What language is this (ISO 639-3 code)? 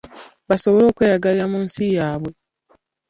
lug